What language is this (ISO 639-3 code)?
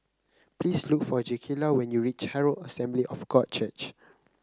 eng